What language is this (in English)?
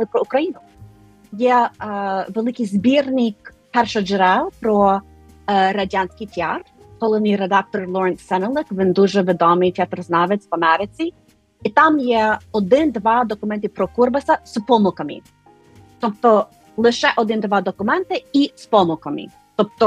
Ukrainian